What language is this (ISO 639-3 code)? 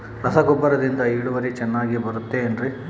kan